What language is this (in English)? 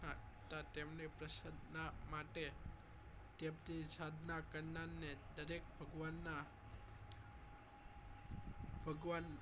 Gujarati